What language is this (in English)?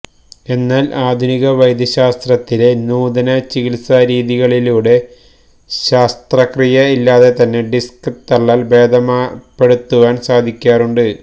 Malayalam